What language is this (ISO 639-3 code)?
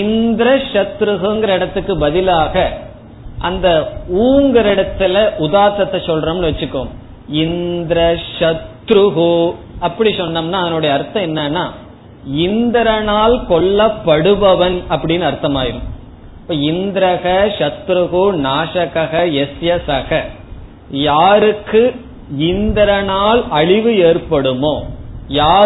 tam